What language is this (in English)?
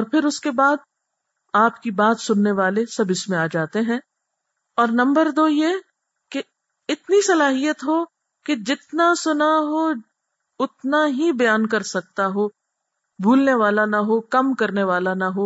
Urdu